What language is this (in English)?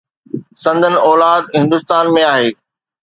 Sindhi